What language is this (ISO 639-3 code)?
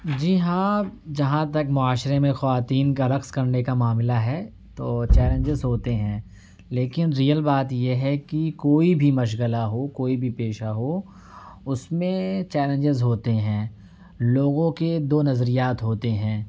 urd